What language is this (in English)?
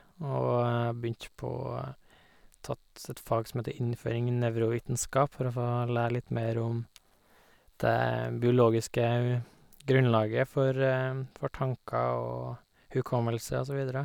Norwegian